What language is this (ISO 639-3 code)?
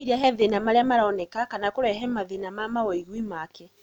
kik